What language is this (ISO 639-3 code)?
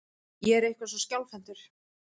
isl